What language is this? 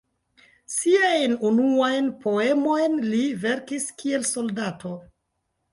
Esperanto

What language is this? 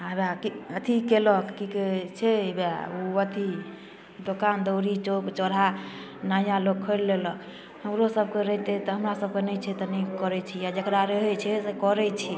Maithili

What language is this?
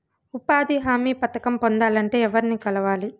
Telugu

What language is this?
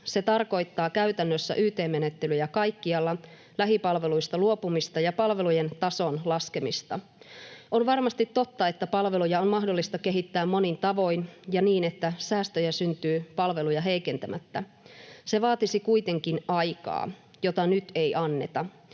Finnish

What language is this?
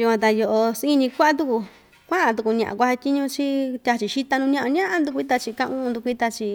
Ixtayutla Mixtec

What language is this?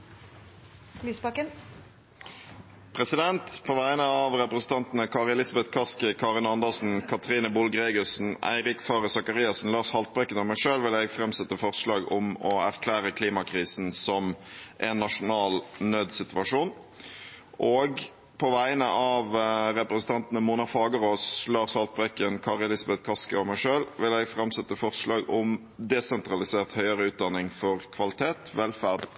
Norwegian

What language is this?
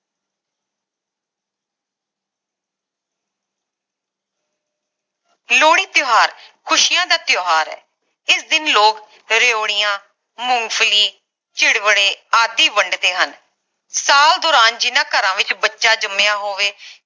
Punjabi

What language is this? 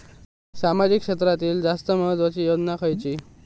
Marathi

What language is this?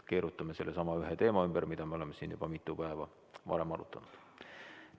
Estonian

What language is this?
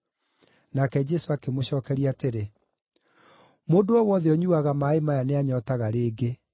Kikuyu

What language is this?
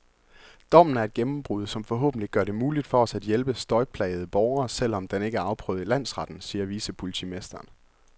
Danish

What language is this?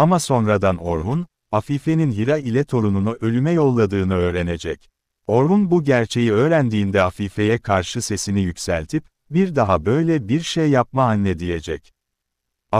Turkish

